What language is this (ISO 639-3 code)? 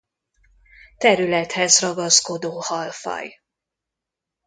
hun